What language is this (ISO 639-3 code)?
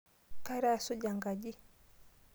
mas